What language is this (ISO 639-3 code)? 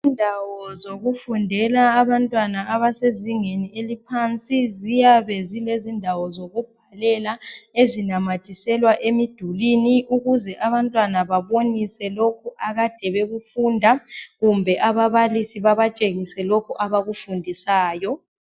nde